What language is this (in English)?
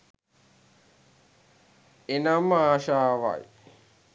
Sinhala